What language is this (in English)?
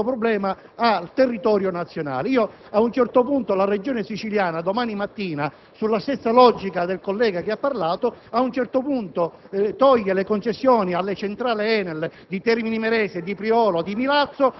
Italian